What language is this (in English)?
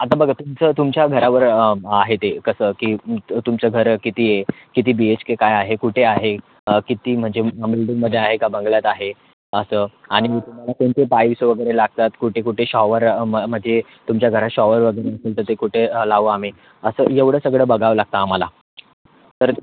Marathi